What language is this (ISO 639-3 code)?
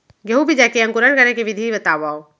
hne